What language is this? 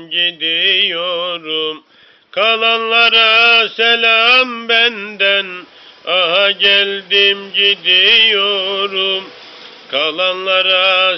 Turkish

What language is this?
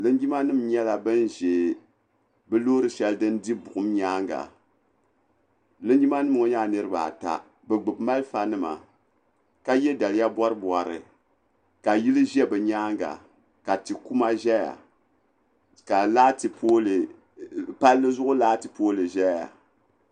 Dagbani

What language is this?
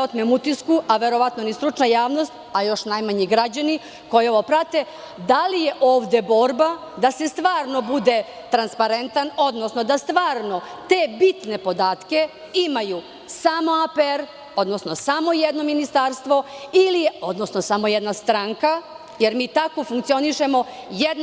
Serbian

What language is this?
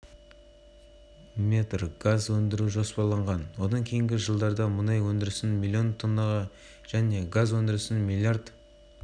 Kazakh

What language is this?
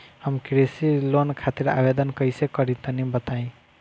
Bhojpuri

